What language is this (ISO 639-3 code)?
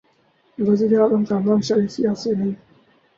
urd